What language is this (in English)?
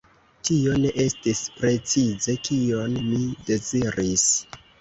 Esperanto